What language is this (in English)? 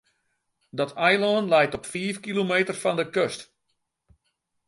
Western Frisian